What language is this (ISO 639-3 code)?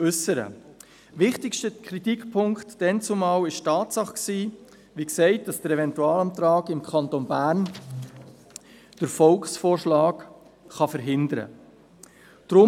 gsw